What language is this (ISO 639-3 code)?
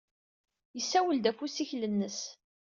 kab